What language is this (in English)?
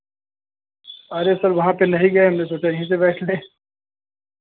Hindi